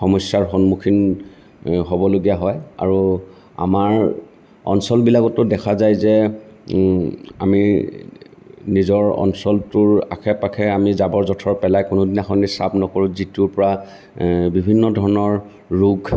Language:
Assamese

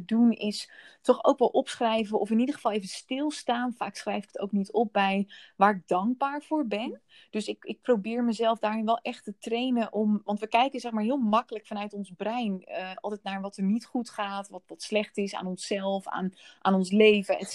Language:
Dutch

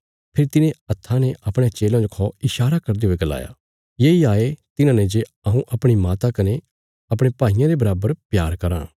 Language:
Bilaspuri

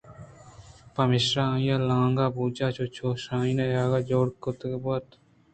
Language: Eastern Balochi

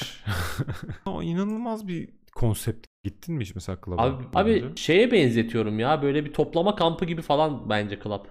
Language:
Turkish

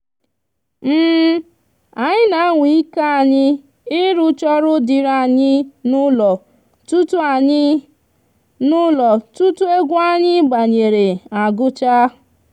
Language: Igbo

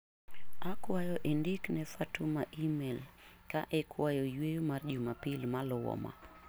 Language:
Luo (Kenya and Tanzania)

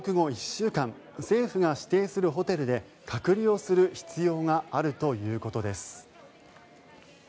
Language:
Japanese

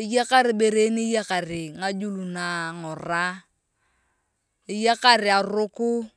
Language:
Turkana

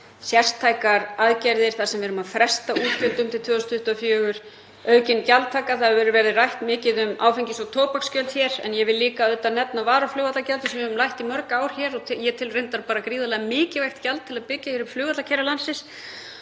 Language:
Icelandic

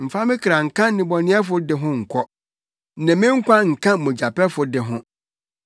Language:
Akan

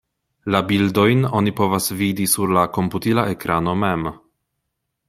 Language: Esperanto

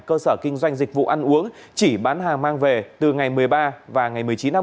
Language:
Vietnamese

